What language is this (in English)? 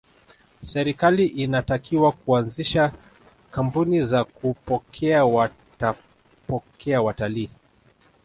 Swahili